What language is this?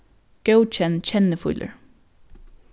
Faroese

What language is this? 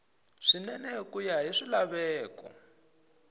Tsonga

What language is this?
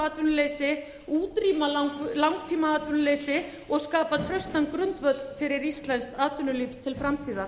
Icelandic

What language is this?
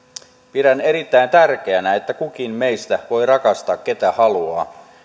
Finnish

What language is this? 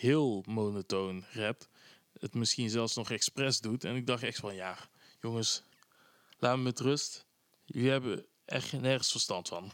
Dutch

